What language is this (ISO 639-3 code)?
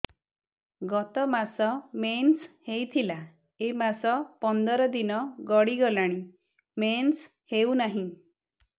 ori